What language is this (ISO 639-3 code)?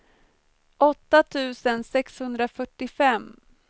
swe